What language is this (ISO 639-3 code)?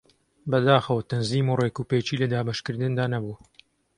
ckb